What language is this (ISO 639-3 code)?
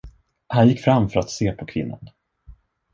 swe